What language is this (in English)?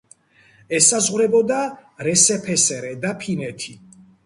Georgian